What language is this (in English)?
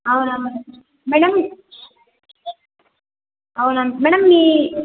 Telugu